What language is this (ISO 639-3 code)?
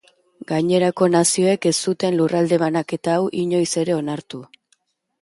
eus